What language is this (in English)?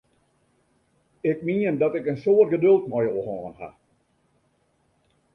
Western Frisian